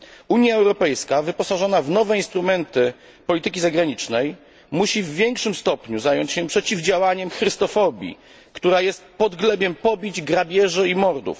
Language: Polish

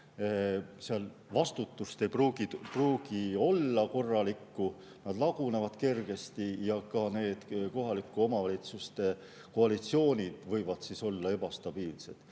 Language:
Estonian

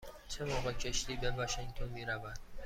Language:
Persian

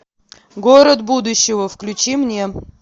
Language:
Russian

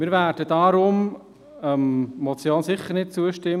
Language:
Swiss German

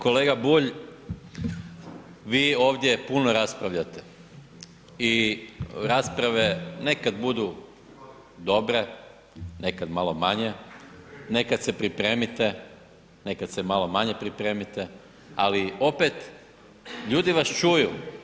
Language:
Croatian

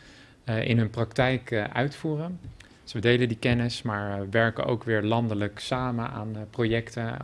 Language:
Dutch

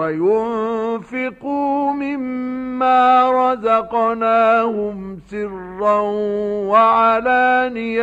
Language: Arabic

